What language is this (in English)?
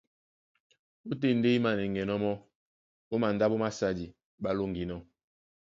Duala